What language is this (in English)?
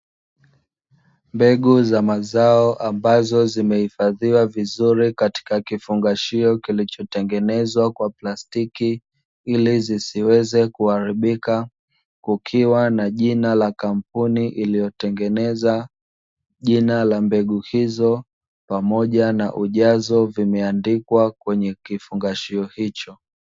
Swahili